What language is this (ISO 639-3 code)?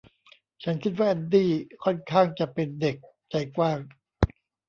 tha